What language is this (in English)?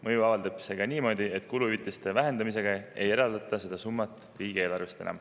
Estonian